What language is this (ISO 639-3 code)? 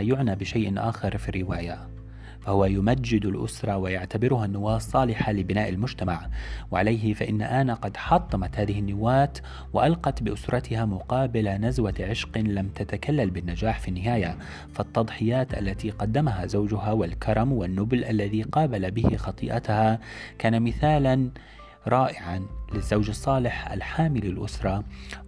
ara